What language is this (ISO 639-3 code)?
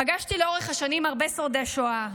heb